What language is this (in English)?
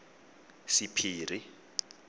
Tswana